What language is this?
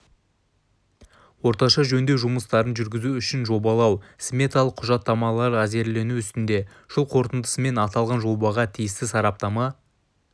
Kazakh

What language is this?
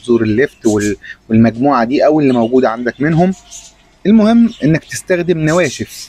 Arabic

